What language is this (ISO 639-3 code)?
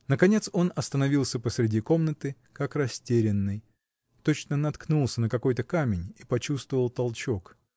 rus